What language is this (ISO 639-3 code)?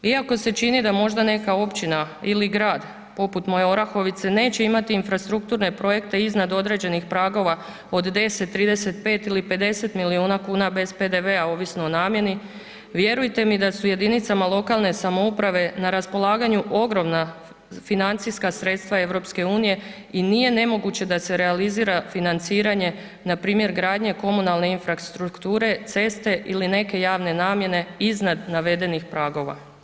hrv